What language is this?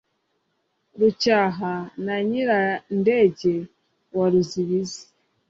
Kinyarwanda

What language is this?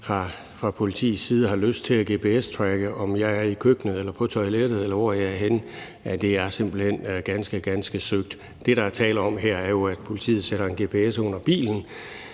Danish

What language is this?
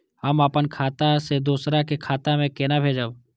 Maithili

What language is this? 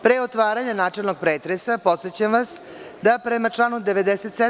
Serbian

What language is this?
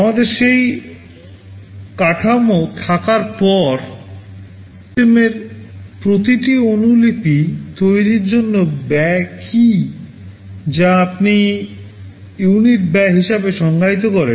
Bangla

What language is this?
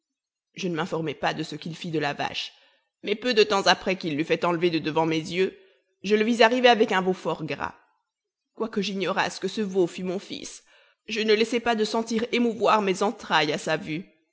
French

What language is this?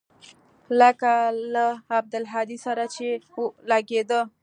Pashto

